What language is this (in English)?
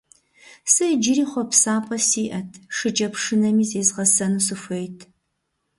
Kabardian